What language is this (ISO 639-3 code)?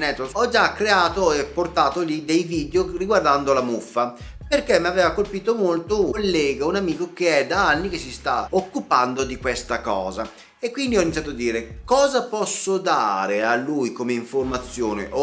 ita